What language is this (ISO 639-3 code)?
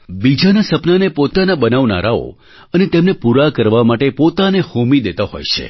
guj